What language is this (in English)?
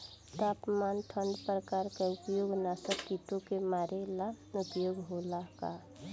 Bhojpuri